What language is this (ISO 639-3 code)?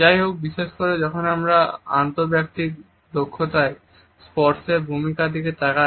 ben